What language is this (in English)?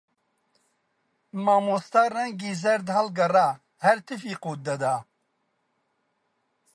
Central Kurdish